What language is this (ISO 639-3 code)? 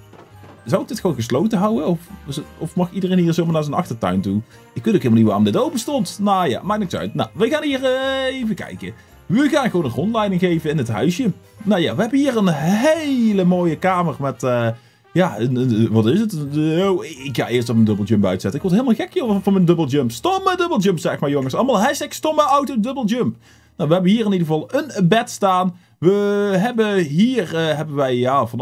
nld